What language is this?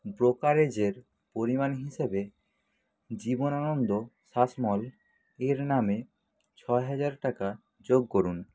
Bangla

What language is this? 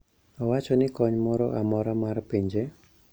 Luo (Kenya and Tanzania)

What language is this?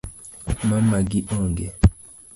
Luo (Kenya and Tanzania)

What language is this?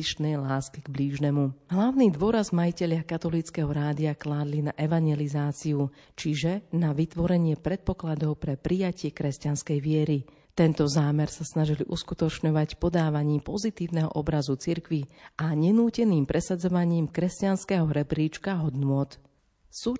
Slovak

